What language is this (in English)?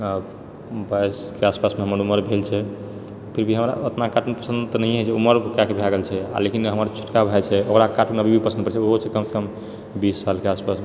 Maithili